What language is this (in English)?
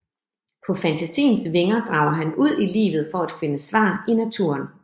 Danish